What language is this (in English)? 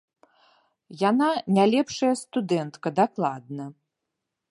Belarusian